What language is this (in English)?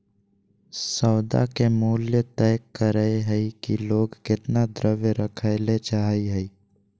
Magahi